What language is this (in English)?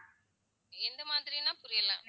Tamil